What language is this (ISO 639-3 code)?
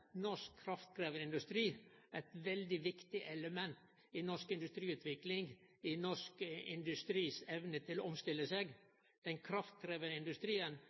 nno